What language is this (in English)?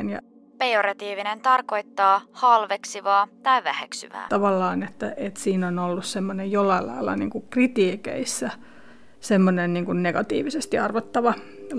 Finnish